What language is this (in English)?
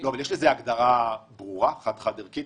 Hebrew